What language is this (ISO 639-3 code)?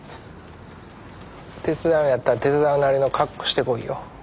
jpn